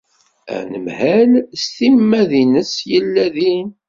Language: Kabyle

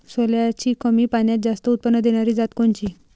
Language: Marathi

